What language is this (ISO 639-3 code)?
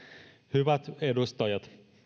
fin